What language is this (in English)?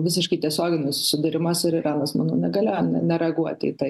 Lithuanian